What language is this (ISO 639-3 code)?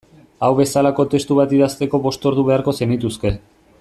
eus